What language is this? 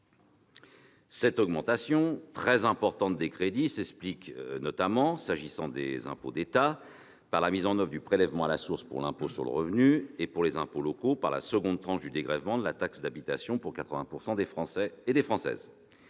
French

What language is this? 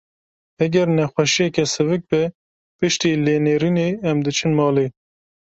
Kurdish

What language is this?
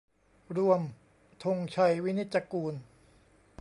Thai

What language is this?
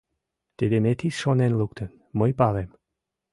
Mari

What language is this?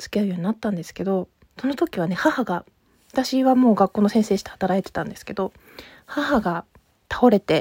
Japanese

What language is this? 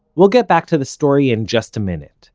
English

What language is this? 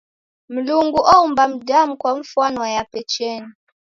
Taita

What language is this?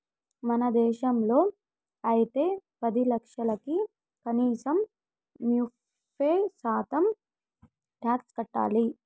Telugu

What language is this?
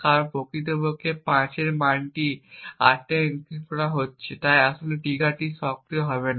Bangla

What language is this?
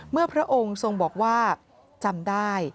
Thai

